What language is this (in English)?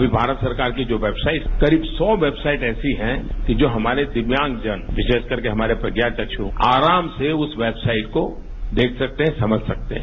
Hindi